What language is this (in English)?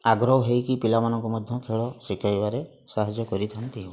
Odia